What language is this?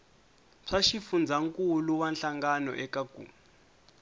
Tsonga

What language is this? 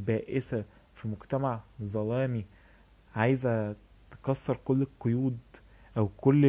Arabic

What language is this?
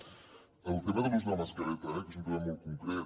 Catalan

